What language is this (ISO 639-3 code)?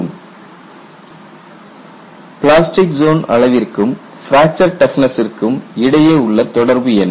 tam